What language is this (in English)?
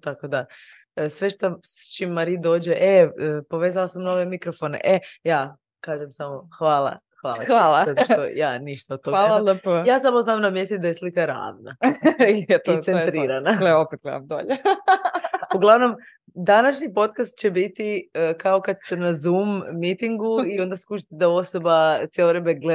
Croatian